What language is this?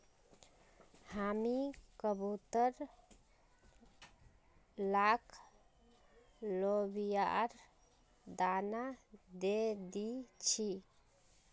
Magahi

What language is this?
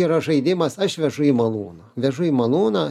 Lithuanian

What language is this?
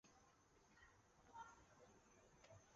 Chinese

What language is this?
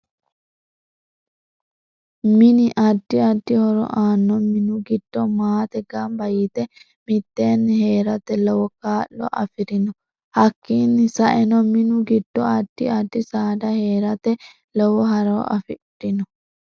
Sidamo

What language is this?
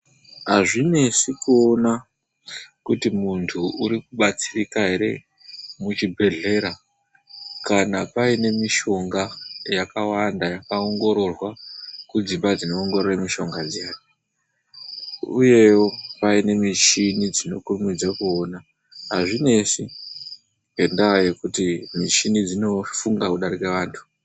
Ndau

